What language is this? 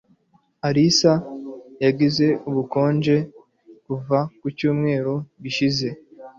Kinyarwanda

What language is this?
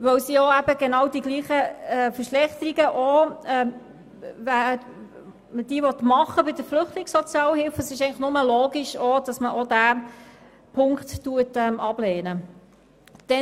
Swiss German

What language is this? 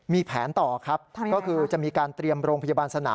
Thai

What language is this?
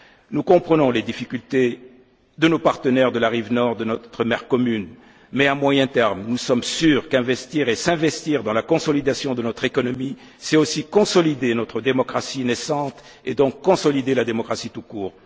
French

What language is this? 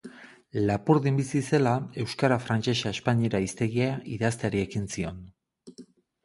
Basque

